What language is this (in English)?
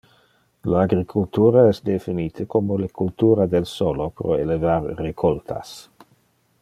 Interlingua